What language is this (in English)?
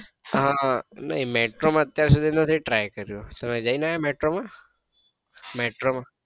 Gujarati